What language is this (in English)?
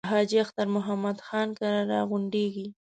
Pashto